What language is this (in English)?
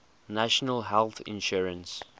English